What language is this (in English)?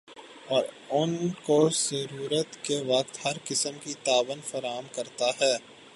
Urdu